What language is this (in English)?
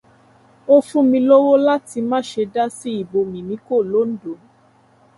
Yoruba